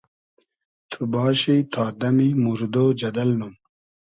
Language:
Hazaragi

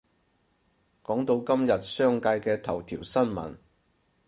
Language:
Cantonese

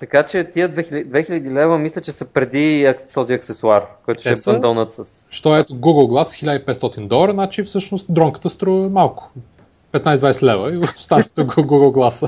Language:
Bulgarian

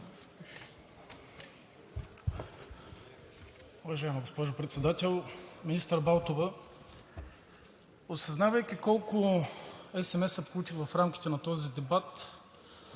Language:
Bulgarian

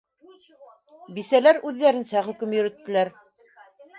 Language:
Bashkir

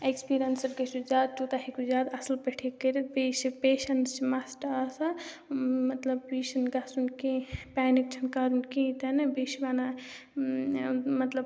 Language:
Kashmiri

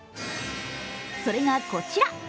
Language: Japanese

